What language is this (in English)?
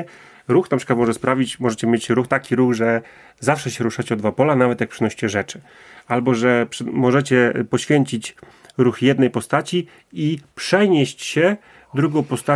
Polish